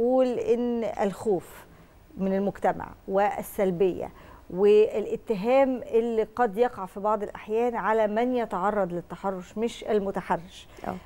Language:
Arabic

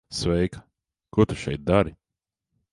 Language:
Latvian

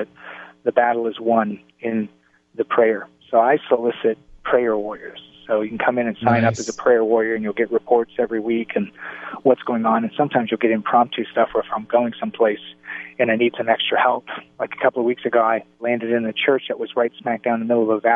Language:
English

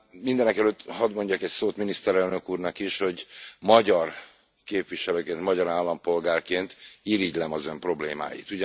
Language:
Hungarian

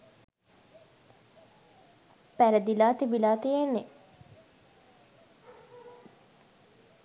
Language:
Sinhala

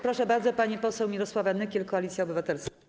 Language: Polish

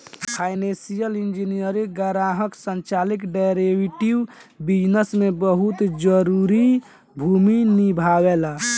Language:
Bhojpuri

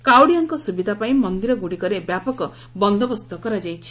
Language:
Odia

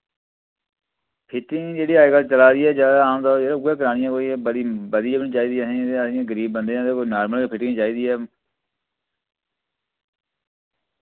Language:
Dogri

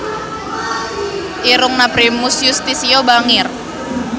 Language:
Sundanese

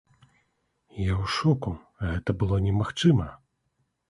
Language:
Belarusian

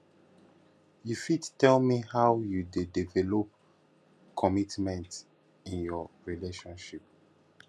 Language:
Nigerian Pidgin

